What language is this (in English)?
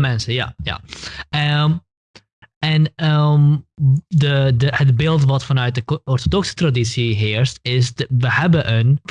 Dutch